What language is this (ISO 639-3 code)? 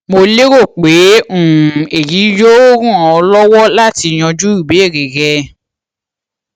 yor